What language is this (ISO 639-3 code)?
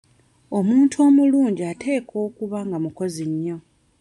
lug